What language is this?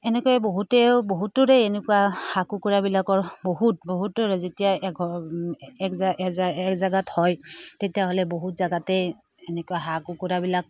Assamese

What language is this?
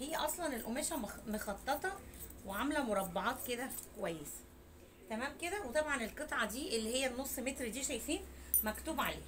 Arabic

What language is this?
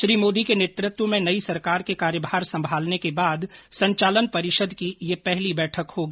Hindi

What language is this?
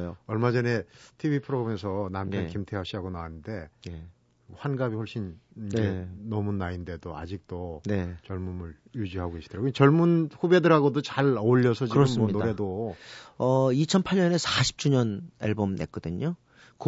Korean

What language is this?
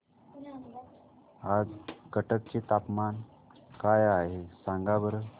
Marathi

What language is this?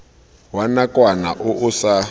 Tswana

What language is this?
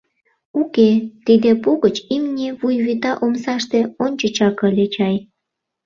Mari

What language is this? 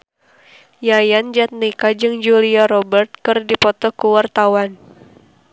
Sundanese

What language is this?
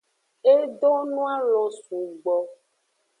Aja (Benin)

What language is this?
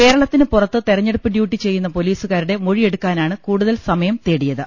Malayalam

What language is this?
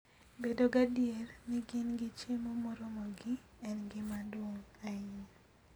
Luo (Kenya and Tanzania)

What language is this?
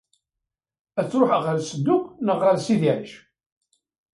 Kabyle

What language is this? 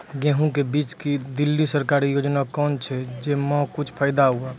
Maithili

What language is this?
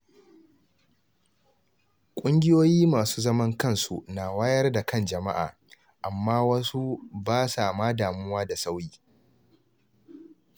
Hausa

